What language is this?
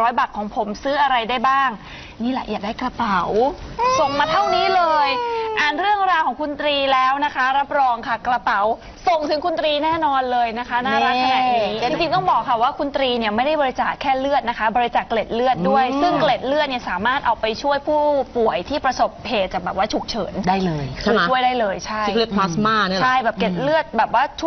Thai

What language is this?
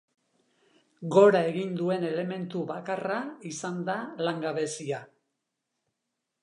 Basque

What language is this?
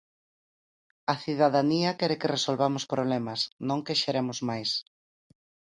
Galician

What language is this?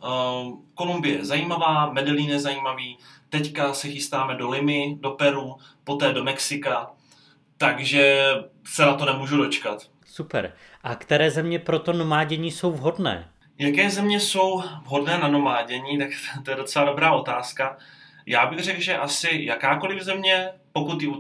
Czech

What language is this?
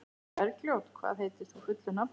Icelandic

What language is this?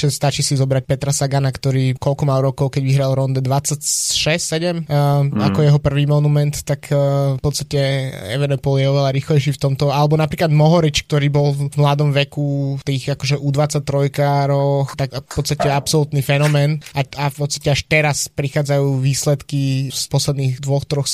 Slovak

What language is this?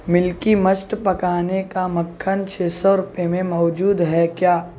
Urdu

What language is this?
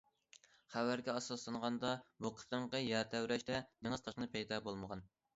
Uyghur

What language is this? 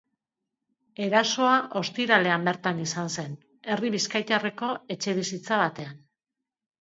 Basque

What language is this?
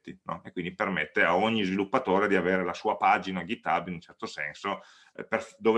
Italian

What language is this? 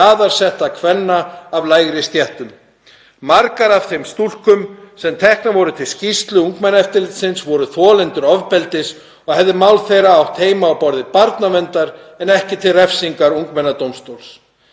Icelandic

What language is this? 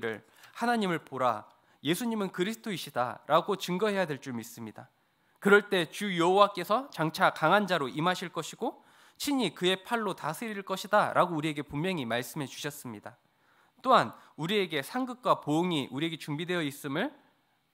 Korean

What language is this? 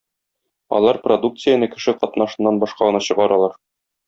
Tatar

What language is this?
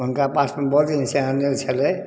Maithili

